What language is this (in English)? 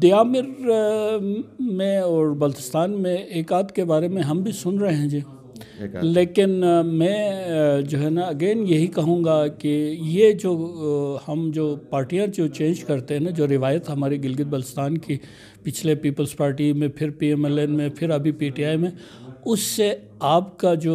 Dutch